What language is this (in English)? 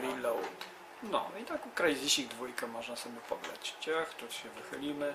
Polish